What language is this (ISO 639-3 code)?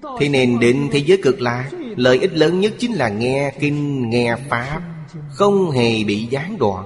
vie